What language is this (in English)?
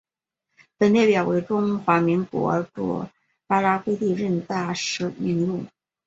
Chinese